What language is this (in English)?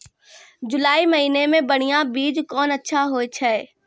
Maithili